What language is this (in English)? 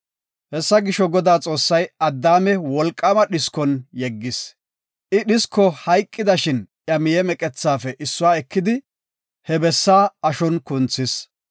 Gofa